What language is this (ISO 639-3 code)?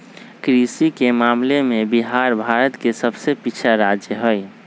mag